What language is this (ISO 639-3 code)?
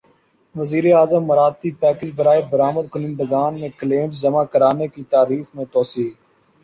urd